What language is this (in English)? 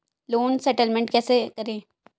Hindi